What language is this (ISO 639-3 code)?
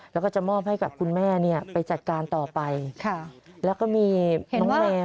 tha